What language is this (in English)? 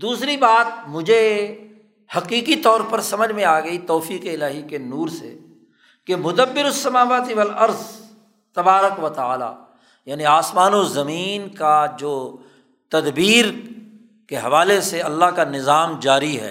Urdu